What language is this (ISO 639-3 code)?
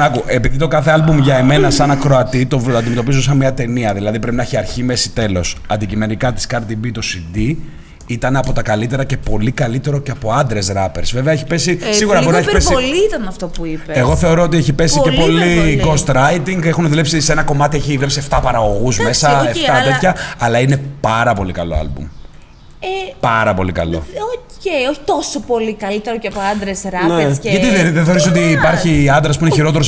ell